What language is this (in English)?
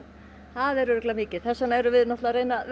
Icelandic